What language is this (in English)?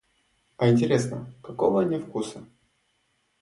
Russian